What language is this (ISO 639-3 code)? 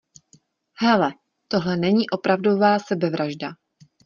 ces